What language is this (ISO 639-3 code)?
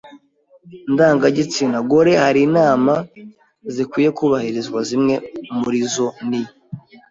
kin